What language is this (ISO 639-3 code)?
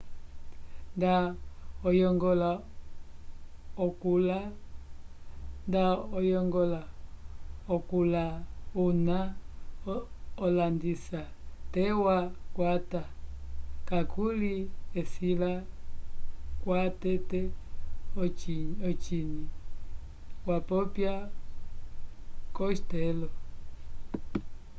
umb